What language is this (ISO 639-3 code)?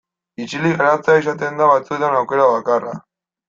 eus